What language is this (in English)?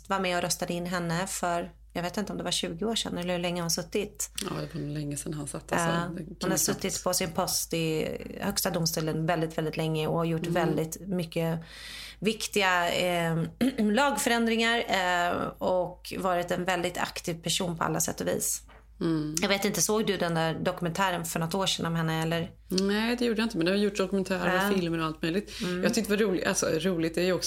Swedish